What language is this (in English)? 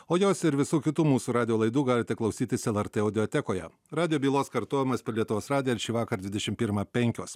Lithuanian